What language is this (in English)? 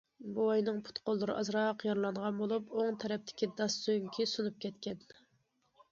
Uyghur